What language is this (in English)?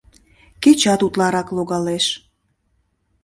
Mari